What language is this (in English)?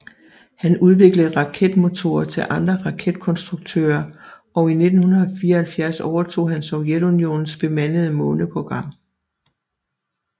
Danish